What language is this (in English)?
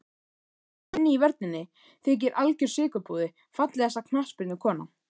Icelandic